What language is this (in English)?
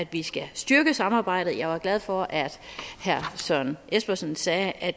Danish